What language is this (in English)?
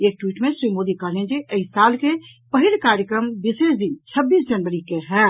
Maithili